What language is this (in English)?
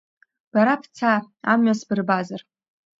Abkhazian